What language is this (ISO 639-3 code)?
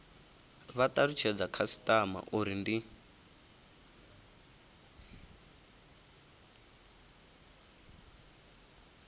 ven